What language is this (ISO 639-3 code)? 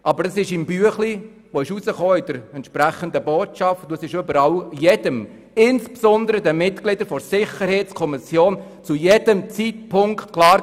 gsw